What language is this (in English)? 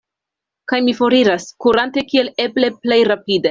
Esperanto